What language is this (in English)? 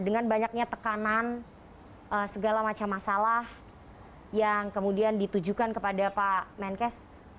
Indonesian